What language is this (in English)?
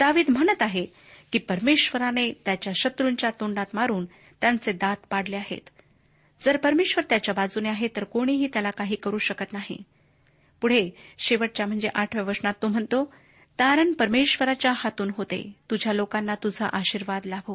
Marathi